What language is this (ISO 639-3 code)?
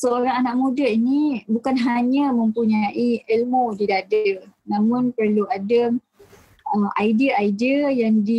msa